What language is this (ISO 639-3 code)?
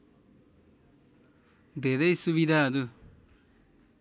nep